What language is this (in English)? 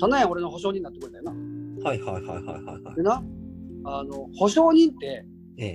Japanese